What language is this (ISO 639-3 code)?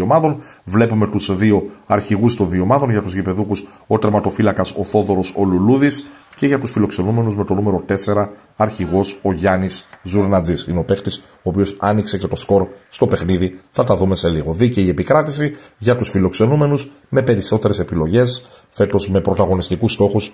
ell